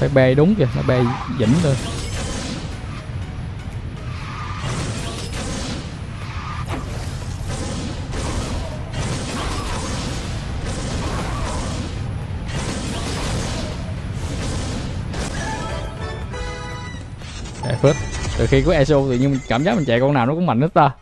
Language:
Vietnamese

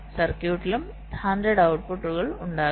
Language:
Malayalam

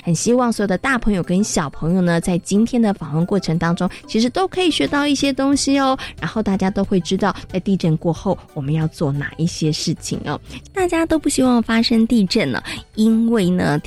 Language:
Chinese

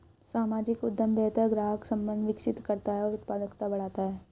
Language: Hindi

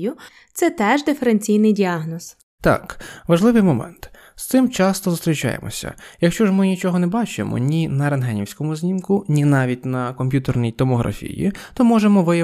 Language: Ukrainian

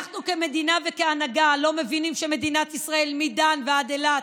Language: Hebrew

